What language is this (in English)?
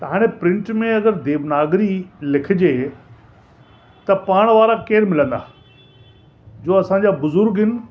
Sindhi